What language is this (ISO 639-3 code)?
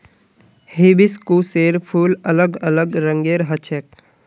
mag